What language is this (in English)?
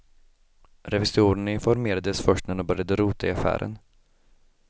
Swedish